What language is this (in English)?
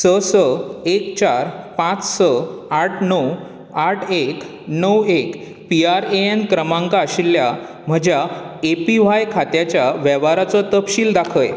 Konkani